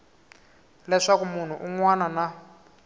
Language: Tsonga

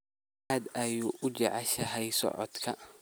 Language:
Somali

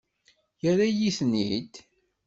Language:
Kabyle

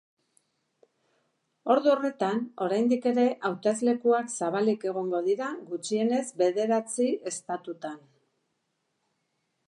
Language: Basque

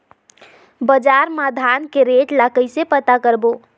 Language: Chhattisgarhi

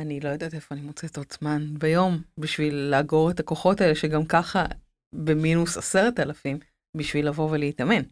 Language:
Hebrew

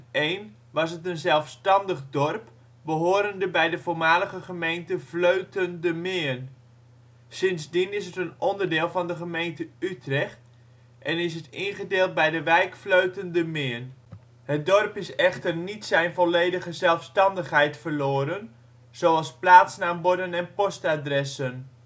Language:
Dutch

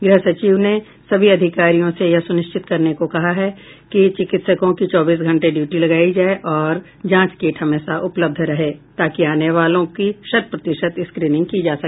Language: Hindi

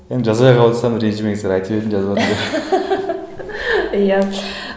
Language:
Kazakh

